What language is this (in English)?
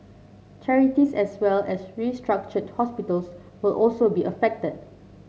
English